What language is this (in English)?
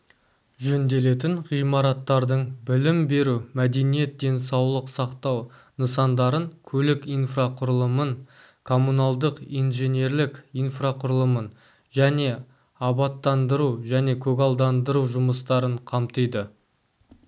Kazakh